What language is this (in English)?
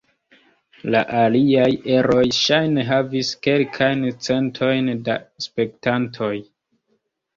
Esperanto